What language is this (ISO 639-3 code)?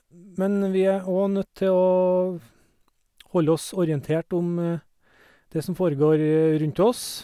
nor